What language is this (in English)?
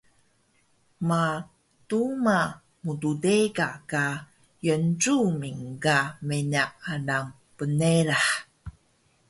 Taroko